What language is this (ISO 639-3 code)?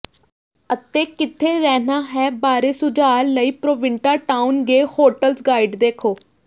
pan